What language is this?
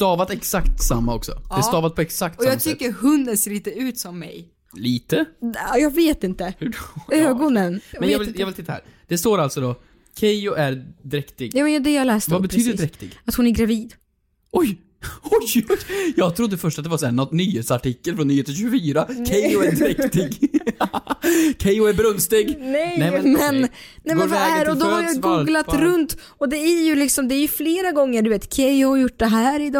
Swedish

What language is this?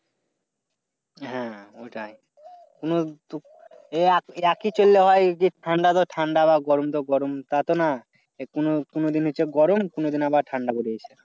Bangla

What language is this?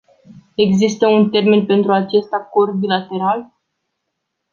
Romanian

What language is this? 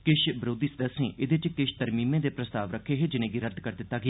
Dogri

